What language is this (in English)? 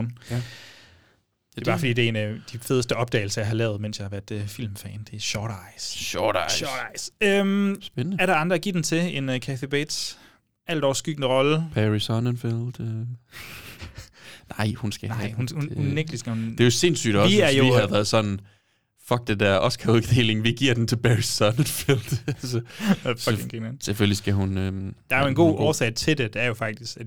Danish